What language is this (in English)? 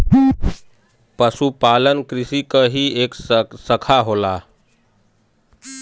Bhojpuri